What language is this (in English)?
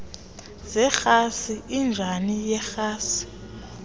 Xhosa